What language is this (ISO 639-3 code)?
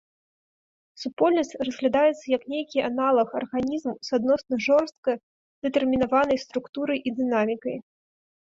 bel